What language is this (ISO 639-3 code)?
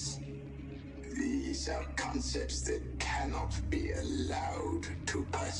tur